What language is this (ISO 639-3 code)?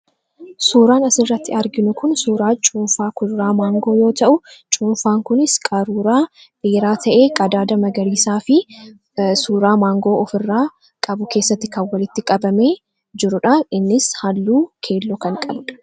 orm